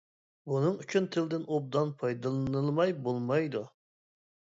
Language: Uyghur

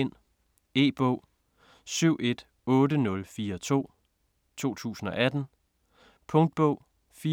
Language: Danish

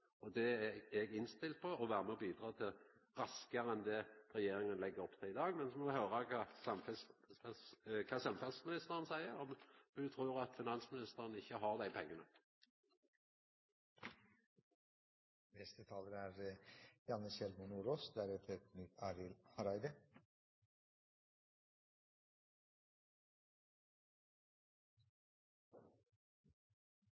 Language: Norwegian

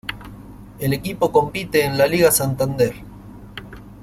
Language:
Spanish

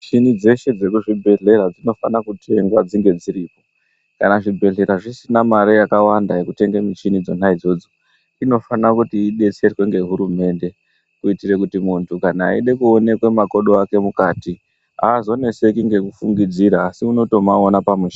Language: Ndau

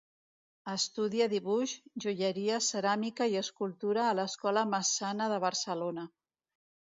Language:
Catalan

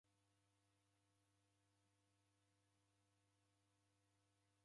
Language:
Taita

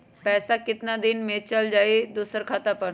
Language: Magahi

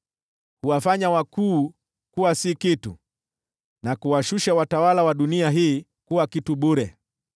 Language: Swahili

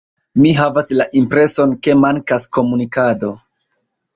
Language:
Esperanto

